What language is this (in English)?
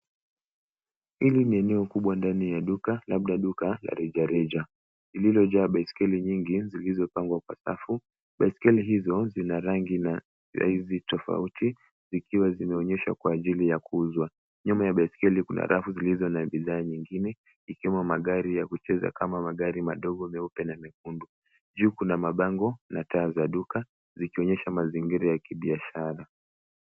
Swahili